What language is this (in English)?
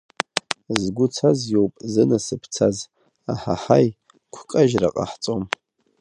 Abkhazian